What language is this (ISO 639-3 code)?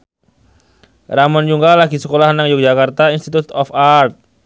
jav